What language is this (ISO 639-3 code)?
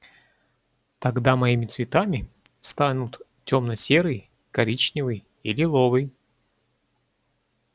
rus